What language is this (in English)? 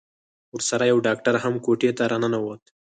Pashto